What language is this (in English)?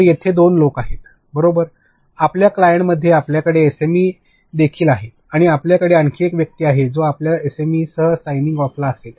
Marathi